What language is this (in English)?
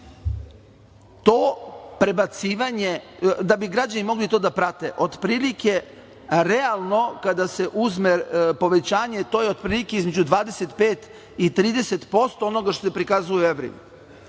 Serbian